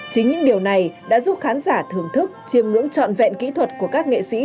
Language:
Vietnamese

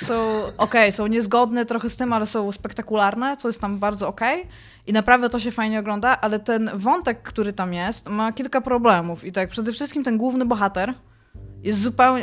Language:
Polish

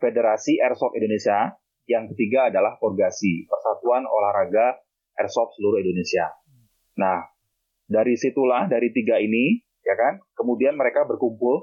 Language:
Indonesian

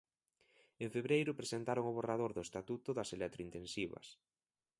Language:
Galician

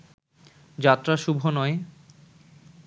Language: Bangla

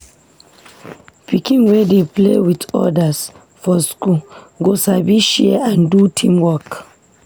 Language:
Nigerian Pidgin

